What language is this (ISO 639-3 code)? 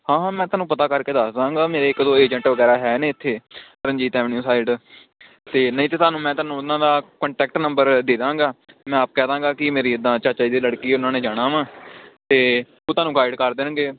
pan